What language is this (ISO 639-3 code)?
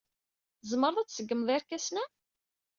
kab